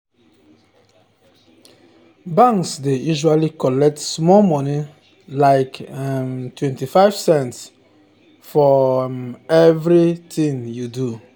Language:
Nigerian Pidgin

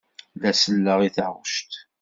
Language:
Kabyle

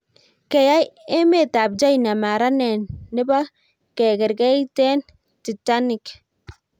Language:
Kalenjin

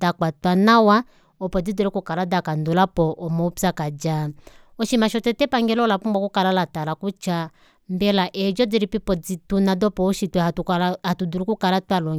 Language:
Kuanyama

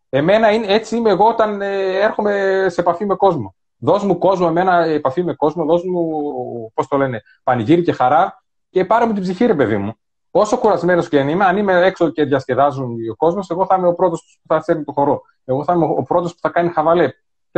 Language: Greek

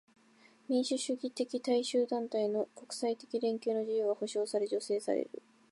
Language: Japanese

